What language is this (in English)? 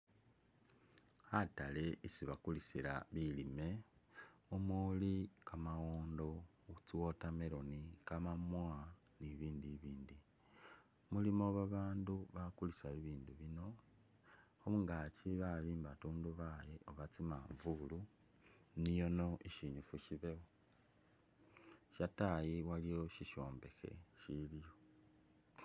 Masaaba